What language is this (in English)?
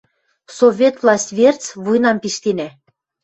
Western Mari